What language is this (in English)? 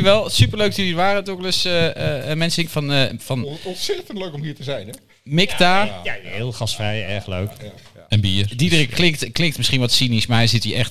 Dutch